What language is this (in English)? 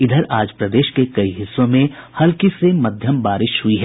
Hindi